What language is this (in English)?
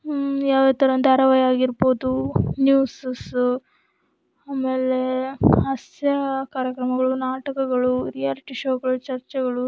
Kannada